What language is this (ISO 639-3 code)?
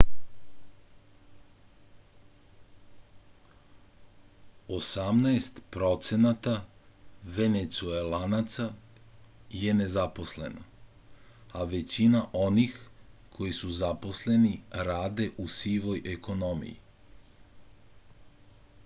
srp